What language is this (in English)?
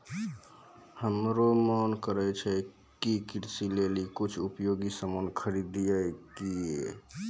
Maithili